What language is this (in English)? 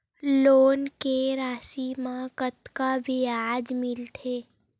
Chhattisgarhi